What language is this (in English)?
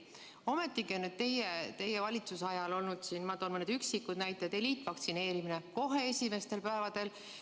Estonian